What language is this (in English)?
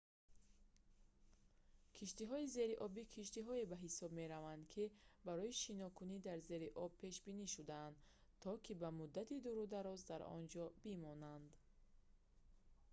Tajik